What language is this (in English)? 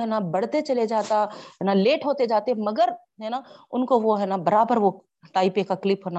Urdu